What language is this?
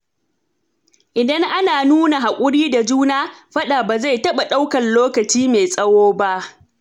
Hausa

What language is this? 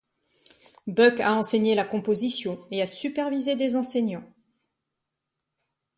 French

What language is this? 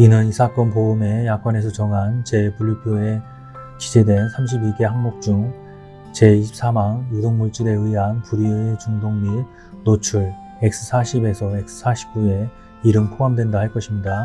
Korean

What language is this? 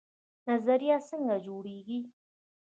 Pashto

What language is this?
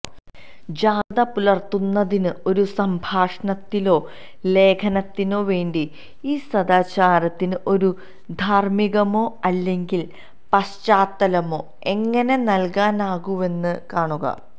Malayalam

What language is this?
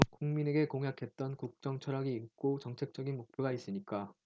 Korean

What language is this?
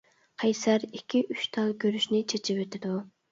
Uyghur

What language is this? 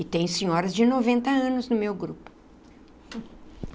Portuguese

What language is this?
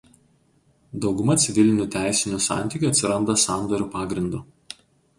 Lithuanian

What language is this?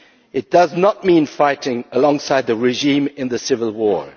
English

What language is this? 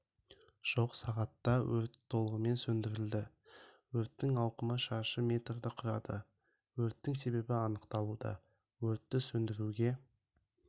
Kazakh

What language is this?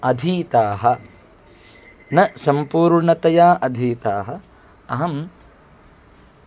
Sanskrit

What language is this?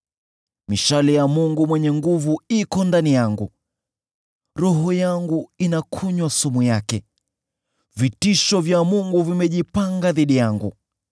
Swahili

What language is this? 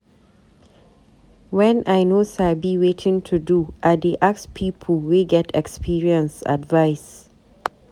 Nigerian Pidgin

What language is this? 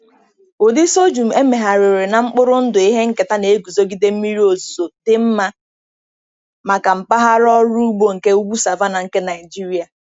Igbo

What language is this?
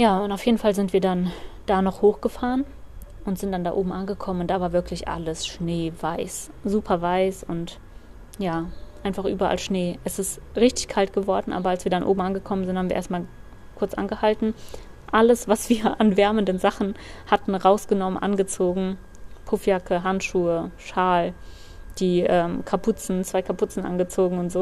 German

